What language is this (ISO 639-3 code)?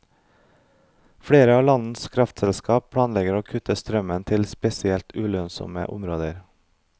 nor